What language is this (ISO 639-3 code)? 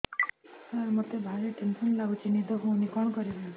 ori